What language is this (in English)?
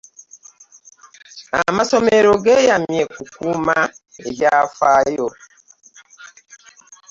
Ganda